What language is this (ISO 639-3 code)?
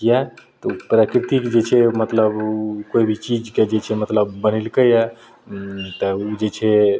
mai